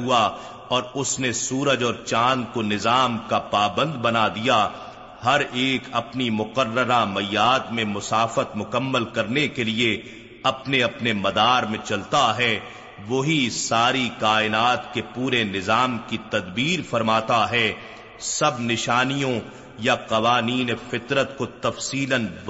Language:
Urdu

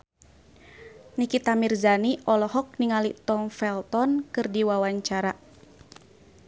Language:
Sundanese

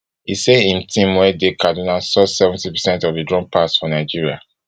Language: Nigerian Pidgin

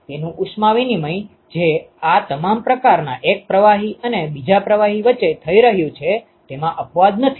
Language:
Gujarati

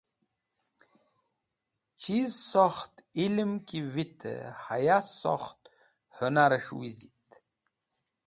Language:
Wakhi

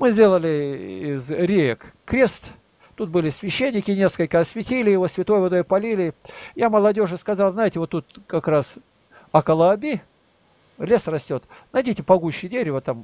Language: Russian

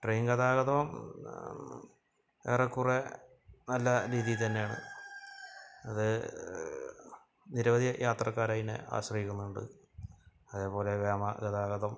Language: Malayalam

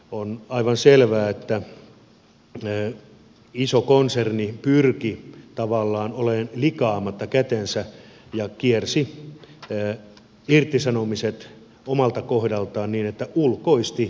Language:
Finnish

